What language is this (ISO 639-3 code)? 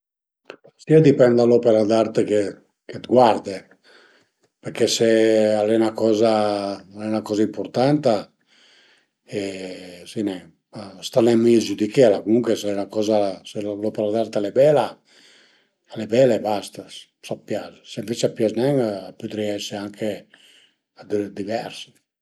pms